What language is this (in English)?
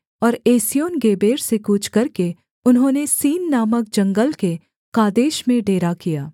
Hindi